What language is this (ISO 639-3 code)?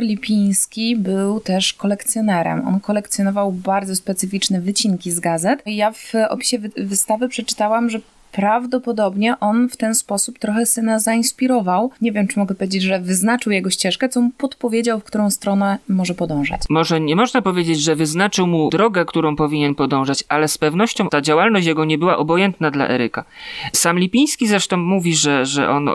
pol